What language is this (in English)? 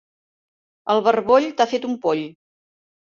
Catalan